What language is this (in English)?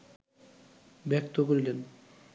Bangla